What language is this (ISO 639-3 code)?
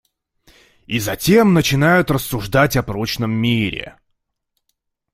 rus